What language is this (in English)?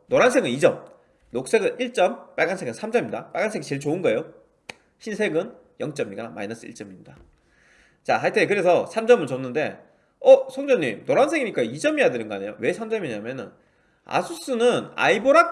Korean